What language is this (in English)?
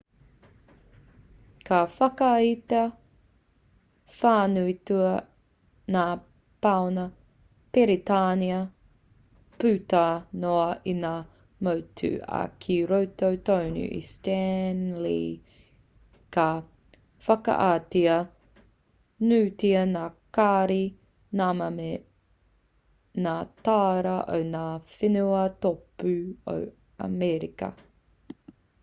Māori